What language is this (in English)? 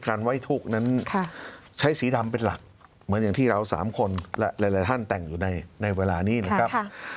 Thai